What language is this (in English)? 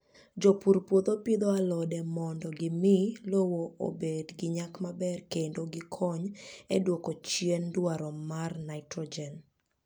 Luo (Kenya and Tanzania)